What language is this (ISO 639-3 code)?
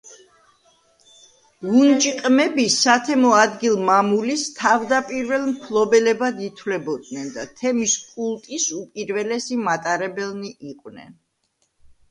kat